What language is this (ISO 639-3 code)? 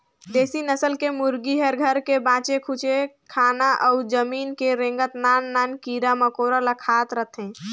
hne